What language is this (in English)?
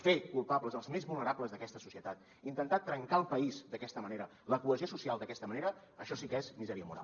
Catalan